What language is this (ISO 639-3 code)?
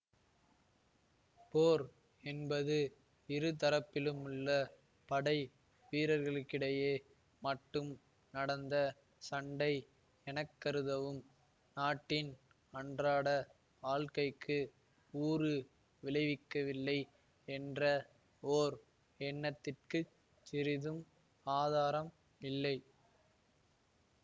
tam